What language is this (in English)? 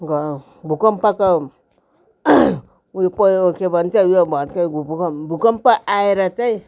Nepali